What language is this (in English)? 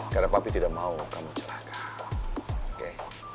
Indonesian